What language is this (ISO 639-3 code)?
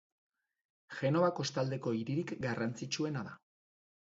eus